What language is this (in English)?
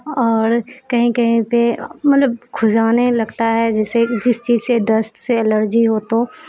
Urdu